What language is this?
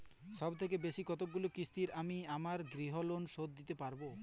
Bangla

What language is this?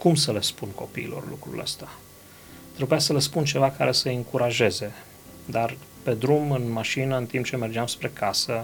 Romanian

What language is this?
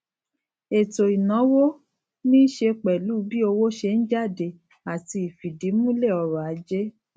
Yoruba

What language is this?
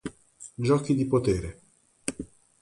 Italian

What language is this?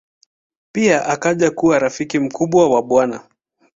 Swahili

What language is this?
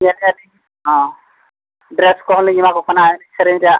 Santali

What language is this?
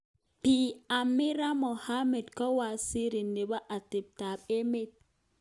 Kalenjin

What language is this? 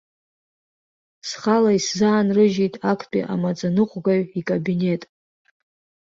Abkhazian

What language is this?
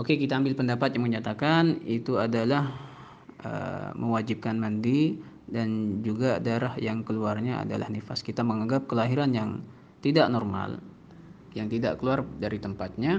Indonesian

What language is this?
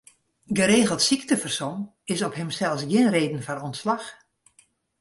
Western Frisian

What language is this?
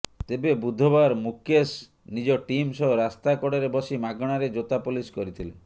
Odia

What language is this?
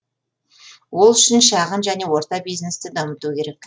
Kazakh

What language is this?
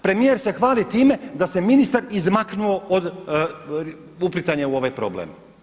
Croatian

